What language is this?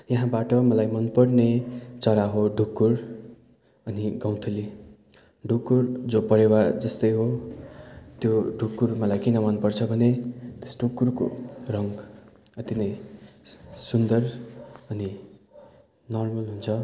Nepali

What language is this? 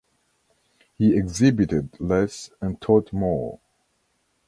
English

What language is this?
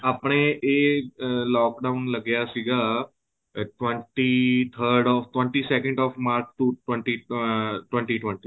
Punjabi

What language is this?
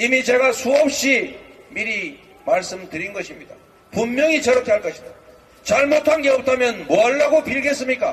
Korean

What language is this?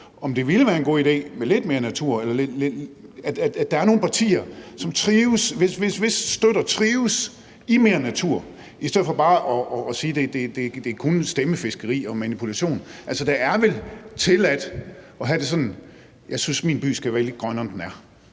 Danish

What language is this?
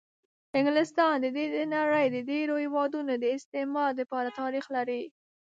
Pashto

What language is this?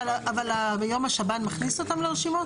Hebrew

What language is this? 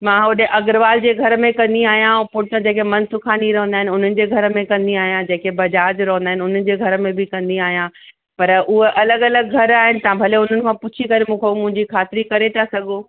Sindhi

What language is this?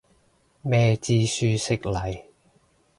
Cantonese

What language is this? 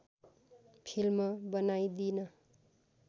Nepali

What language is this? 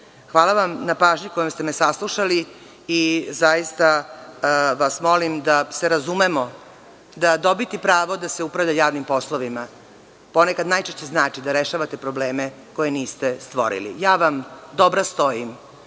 Serbian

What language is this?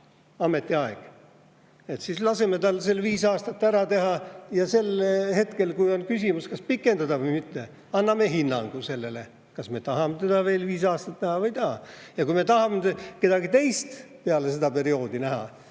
Estonian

